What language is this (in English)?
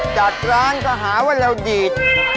Thai